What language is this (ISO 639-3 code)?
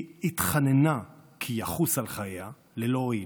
heb